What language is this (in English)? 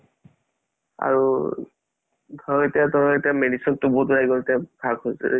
Assamese